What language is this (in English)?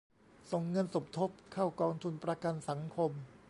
Thai